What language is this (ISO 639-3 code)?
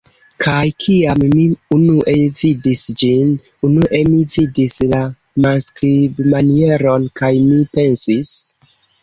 epo